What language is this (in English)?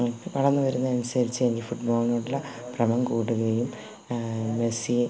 Malayalam